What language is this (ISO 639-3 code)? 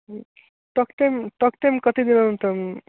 san